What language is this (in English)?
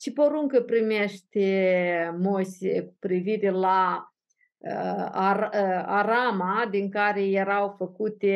Romanian